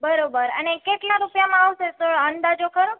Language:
Gujarati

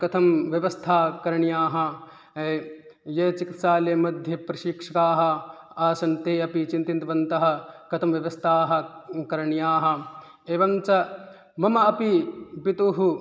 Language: Sanskrit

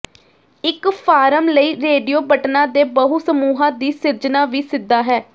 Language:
Punjabi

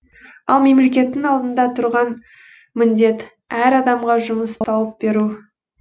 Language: Kazakh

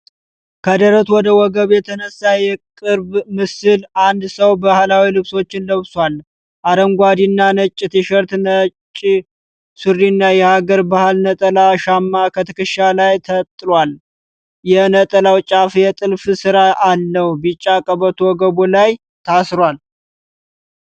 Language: Amharic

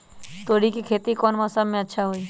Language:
Magahi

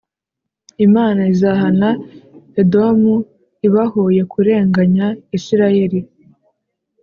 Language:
Kinyarwanda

